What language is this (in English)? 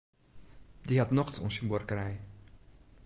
Western Frisian